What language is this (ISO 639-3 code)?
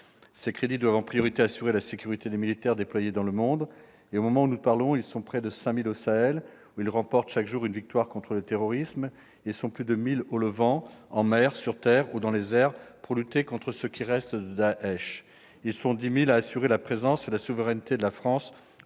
fra